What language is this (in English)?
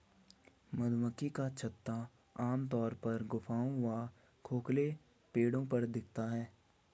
Hindi